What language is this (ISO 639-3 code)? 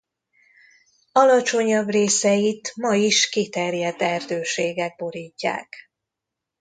hun